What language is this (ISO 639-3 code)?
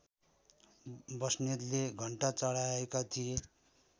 nep